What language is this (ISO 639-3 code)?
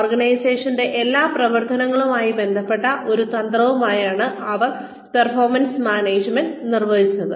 mal